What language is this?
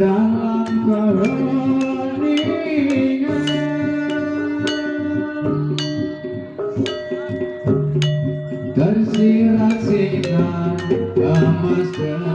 Indonesian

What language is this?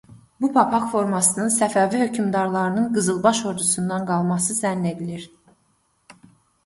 Azerbaijani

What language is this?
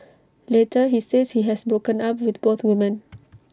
English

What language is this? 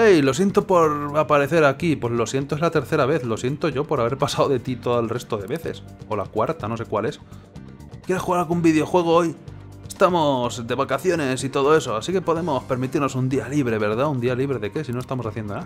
Spanish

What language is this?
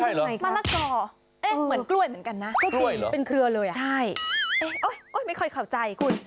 Thai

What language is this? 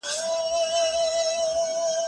Pashto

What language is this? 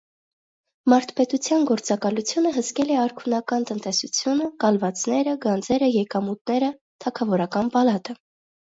Armenian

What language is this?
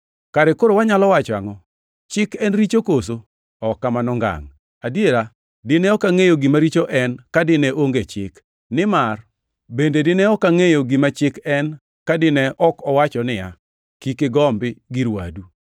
Luo (Kenya and Tanzania)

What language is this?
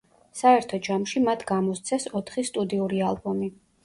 Georgian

